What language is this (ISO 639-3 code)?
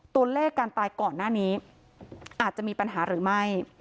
tha